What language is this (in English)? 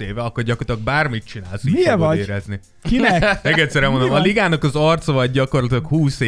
Hungarian